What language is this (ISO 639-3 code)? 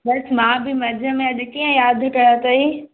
snd